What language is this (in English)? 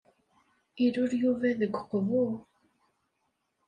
Kabyle